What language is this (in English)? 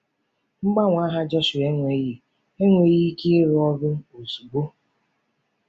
Igbo